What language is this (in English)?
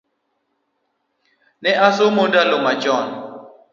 Luo (Kenya and Tanzania)